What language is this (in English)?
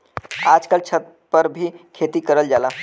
Bhojpuri